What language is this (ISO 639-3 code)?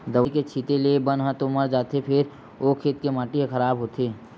hne